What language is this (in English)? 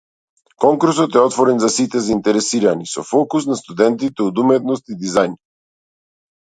Macedonian